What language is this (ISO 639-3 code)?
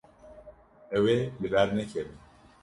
kur